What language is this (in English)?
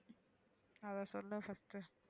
Tamil